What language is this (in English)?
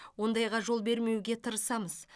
Kazakh